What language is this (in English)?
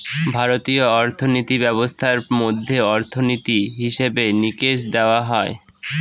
Bangla